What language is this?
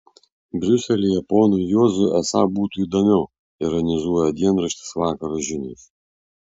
Lithuanian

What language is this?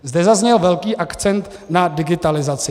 Czech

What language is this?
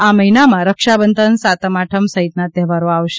Gujarati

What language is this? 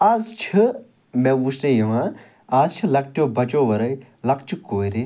Kashmiri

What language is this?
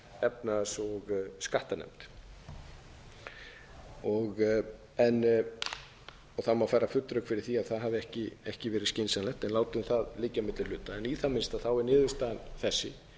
Icelandic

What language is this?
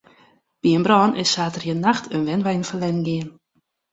Western Frisian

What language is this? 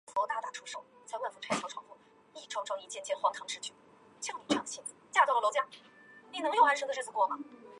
Chinese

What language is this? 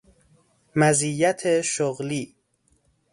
Persian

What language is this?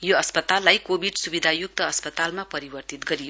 Nepali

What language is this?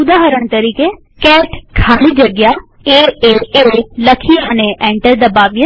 Gujarati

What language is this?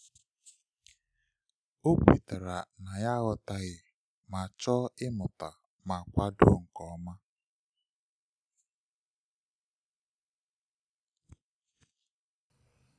Igbo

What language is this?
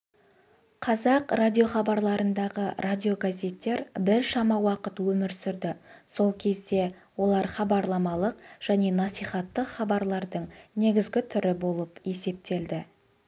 Kazakh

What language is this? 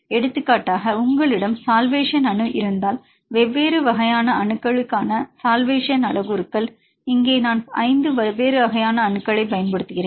Tamil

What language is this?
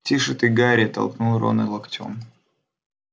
Russian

